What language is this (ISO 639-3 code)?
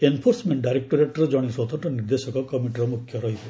ori